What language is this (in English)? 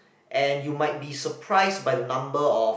English